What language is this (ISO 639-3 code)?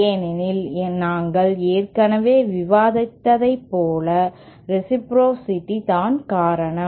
tam